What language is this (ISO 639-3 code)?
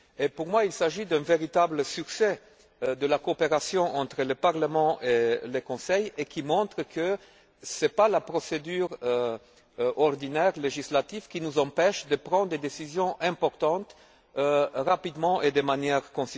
fra